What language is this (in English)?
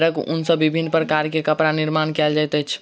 Maithili